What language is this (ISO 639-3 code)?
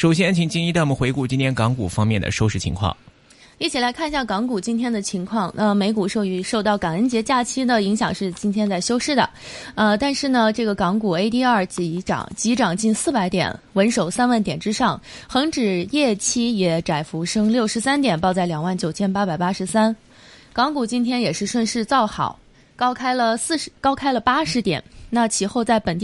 zho